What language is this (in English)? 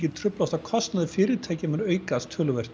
Icelandic